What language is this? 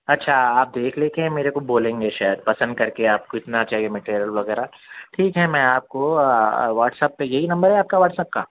Urdu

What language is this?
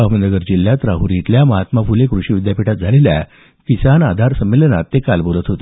Marathi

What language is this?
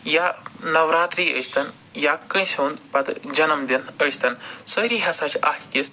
Kashmiri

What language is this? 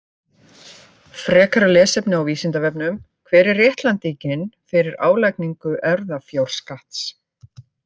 Icelandic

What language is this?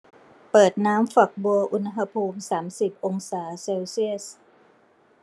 Thai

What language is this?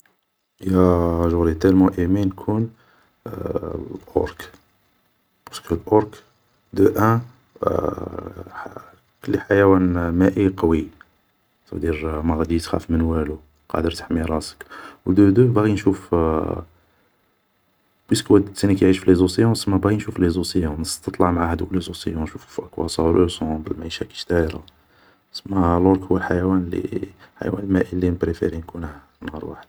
Algerian Arabic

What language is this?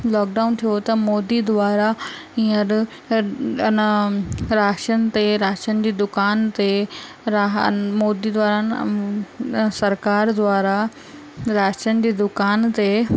Sindhi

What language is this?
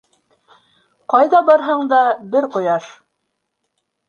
Bashkir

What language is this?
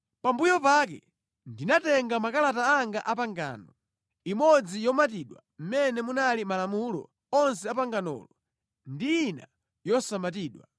Nyanja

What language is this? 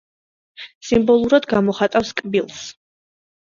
Georgian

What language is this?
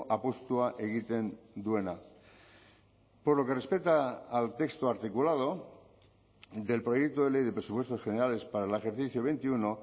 Spanish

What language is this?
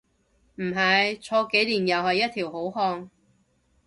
Cantonese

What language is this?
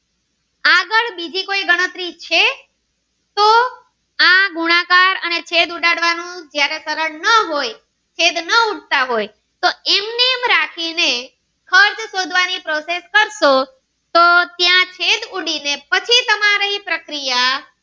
Gujarati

